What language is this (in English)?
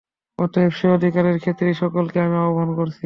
Bangla